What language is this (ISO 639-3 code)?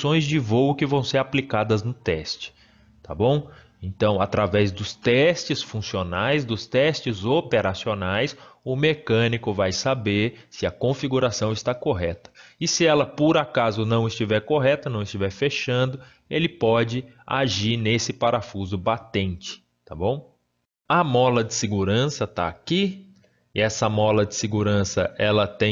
por